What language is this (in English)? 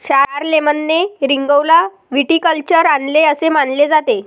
Marathi